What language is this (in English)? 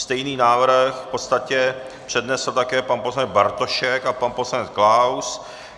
Czech